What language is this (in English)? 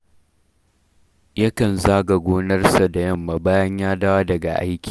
Hausa